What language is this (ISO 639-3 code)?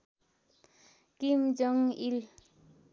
nep